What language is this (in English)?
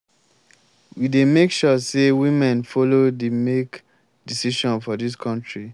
Nigerian Pidgin